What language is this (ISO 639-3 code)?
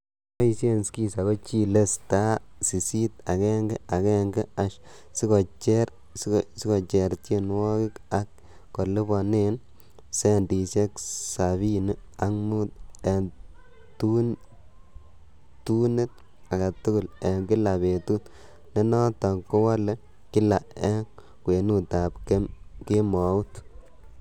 kln